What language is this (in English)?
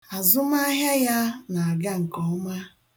Igbo